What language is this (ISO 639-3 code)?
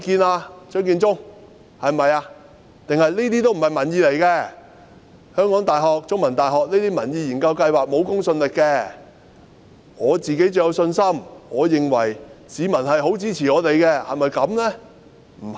yue